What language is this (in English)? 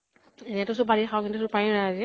Assamese